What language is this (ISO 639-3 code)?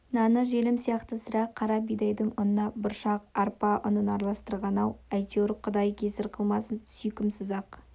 kaz